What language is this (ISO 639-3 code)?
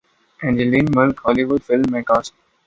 urd